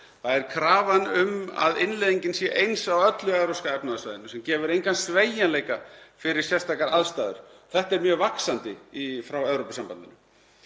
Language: Icelandic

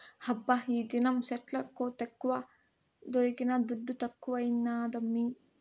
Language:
Telugu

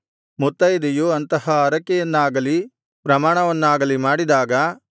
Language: Kannada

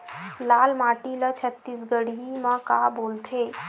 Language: Chhattisgarhi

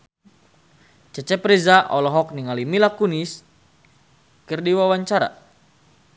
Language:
Sundanese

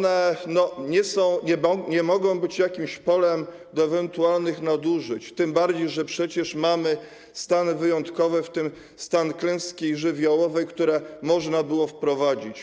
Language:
Polish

